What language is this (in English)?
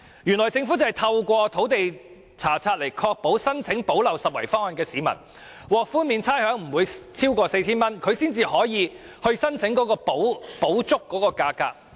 Cantonese